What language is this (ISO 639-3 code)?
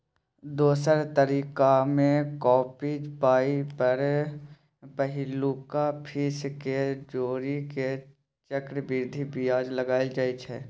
mai